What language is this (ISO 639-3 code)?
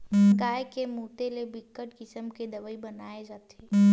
hne